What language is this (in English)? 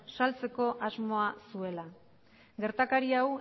Basque